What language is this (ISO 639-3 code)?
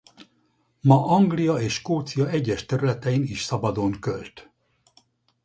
hun